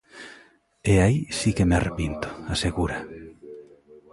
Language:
Galician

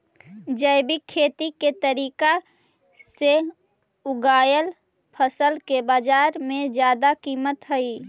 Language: Magahi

